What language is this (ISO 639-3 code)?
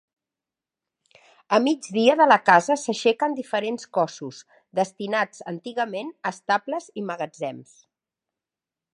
cat